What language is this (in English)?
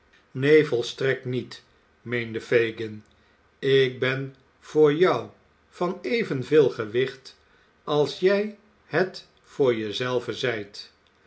Dutch